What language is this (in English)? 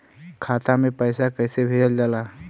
Bhojpuri